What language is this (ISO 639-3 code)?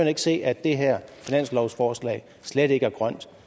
dan